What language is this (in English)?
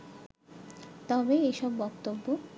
Bangla